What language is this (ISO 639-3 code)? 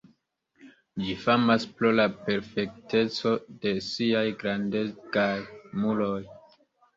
epo